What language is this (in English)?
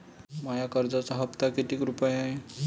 Marathi